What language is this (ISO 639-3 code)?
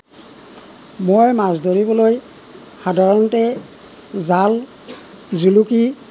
asm